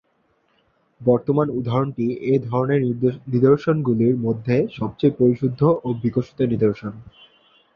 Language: Bangla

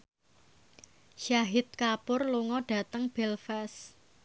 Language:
Javanese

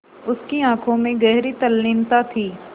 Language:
Hindi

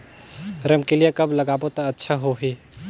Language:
Chhattisgarhi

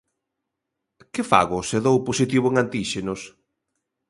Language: Galician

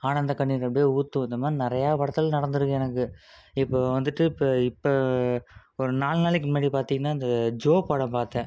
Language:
Tamil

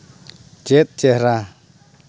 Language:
Santali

